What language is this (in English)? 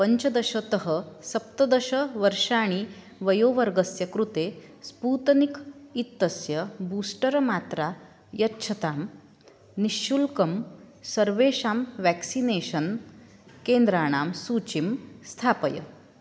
Sanskrit